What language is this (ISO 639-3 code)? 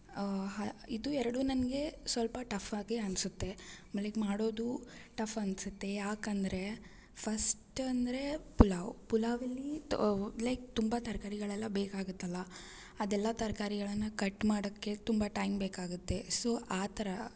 kan